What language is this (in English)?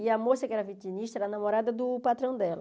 Portuguese